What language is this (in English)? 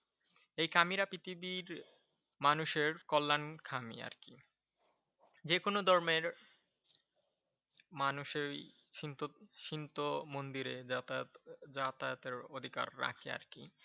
Bangla